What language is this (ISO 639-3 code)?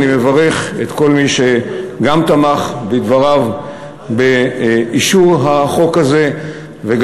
heb